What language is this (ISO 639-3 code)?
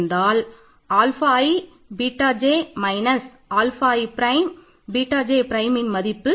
tam